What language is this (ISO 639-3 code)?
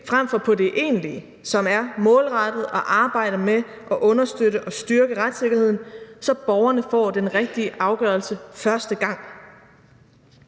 dan